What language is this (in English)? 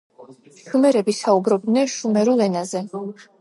Georgian